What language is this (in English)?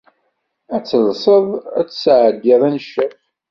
Kabyle